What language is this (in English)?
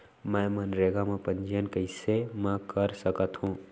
Chhattisgarhi